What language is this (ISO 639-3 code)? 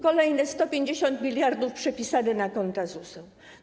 pol